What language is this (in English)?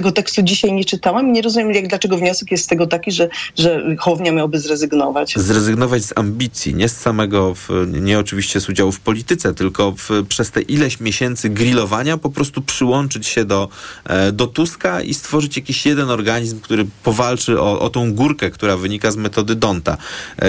Polish